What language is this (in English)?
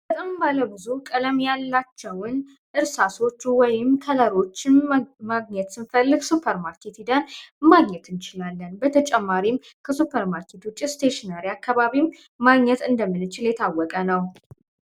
Amharic